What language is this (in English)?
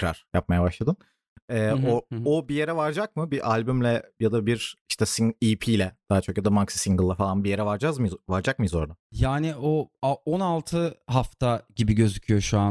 Turkish